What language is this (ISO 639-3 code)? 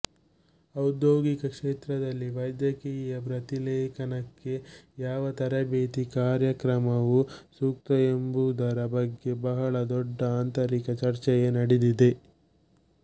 kan